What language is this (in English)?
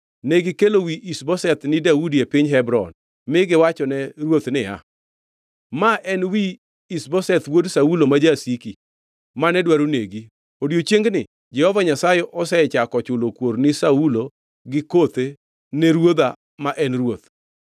Luo (Kenya and Tanzania)